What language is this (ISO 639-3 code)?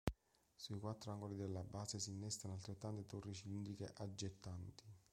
ita